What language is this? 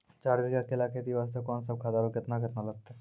Maithili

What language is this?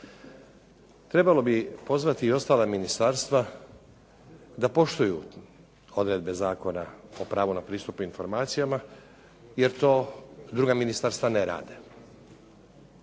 Croatian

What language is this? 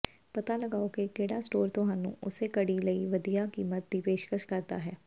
Punjabi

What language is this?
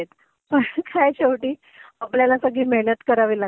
Marathi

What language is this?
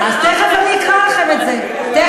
Hebrew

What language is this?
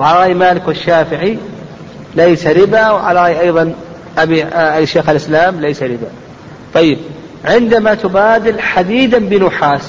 Arabic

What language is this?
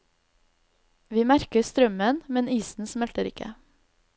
Norwegian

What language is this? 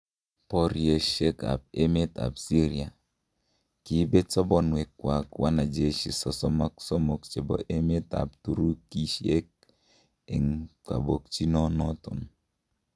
Kalenjin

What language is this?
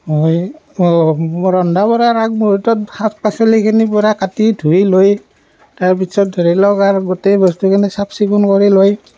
Assamese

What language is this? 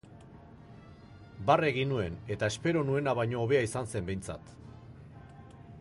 Basque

